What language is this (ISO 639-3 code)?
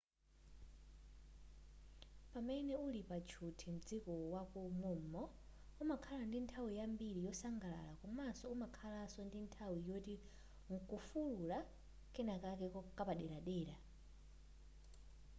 nya